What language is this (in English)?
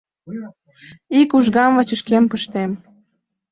Mari